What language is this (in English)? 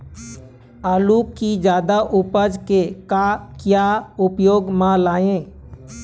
Chhattisgarhi